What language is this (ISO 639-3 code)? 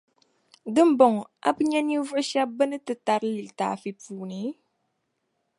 dag